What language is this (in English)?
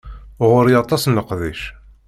Kabyle